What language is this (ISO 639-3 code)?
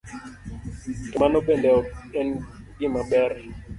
luo